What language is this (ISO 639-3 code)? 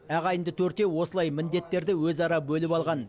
kaz